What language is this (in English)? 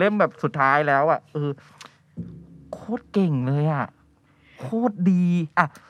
Thai